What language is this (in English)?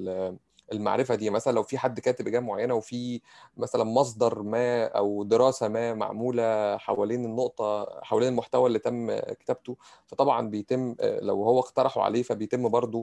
Arabic